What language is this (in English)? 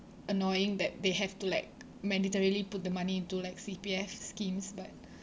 English